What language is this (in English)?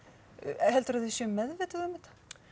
Icelandic